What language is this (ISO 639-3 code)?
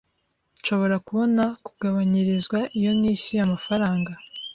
kin